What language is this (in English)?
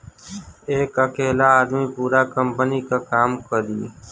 Bhojpuri